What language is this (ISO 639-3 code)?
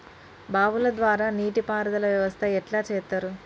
tel